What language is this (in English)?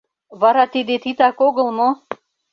Mari